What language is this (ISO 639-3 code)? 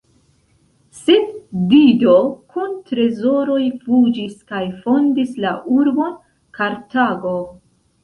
epo